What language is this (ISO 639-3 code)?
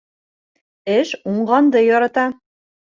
bak